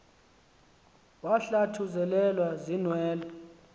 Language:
Xhosa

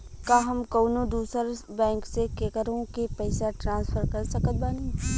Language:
Bhojpuri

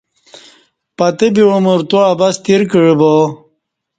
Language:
Kati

